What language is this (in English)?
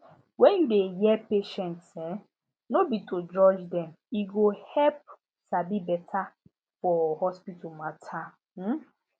Nigerian Pidgin